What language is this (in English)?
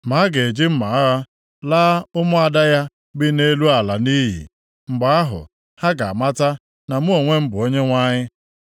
Igbo